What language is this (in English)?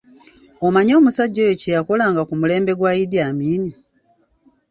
Ganda